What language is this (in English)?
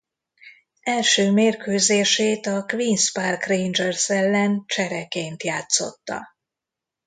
Hungarian